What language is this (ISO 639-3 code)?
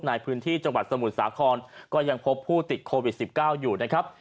tha